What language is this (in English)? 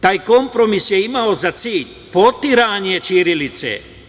Serbian